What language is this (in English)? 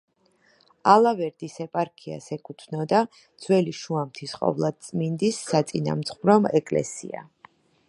Georgian